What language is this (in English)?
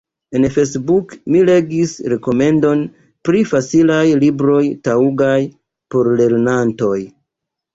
Esperanto